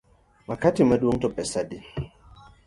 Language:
Luo (Kenya and Tanzania)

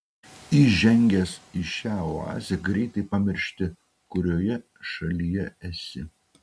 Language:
Lithuanian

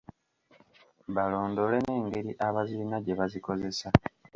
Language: Ganda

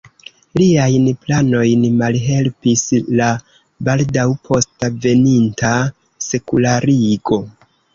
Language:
Esperanto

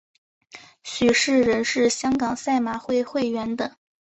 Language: Chinese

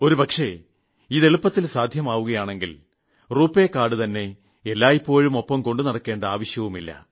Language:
Malayalam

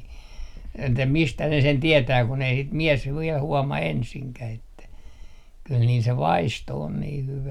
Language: Finnish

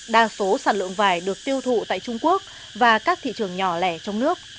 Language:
Vietnamese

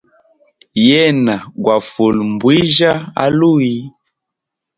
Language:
Hemba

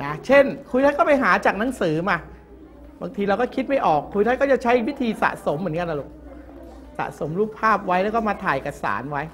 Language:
Thai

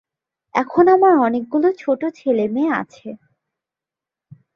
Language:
Bangla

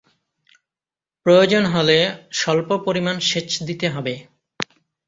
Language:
Bangla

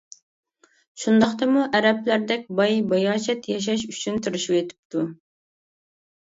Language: Uyghur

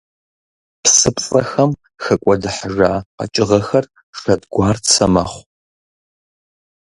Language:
Kabardian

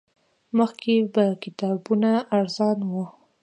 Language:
Pashto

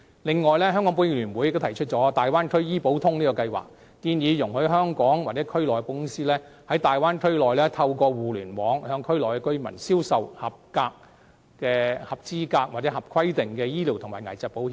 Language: Cantonese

